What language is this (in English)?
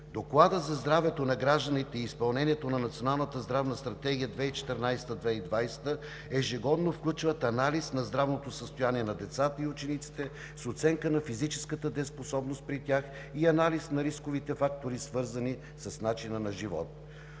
Bulgarian